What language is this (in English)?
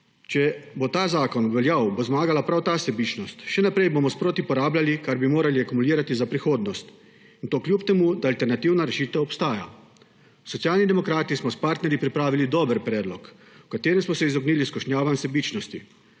Slovenian